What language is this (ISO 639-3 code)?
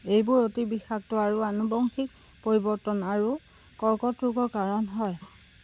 asm